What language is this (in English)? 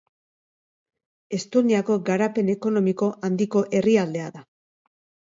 Basque